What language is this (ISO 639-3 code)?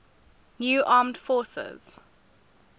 eng